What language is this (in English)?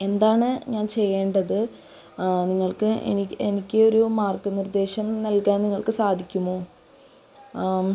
Malayalam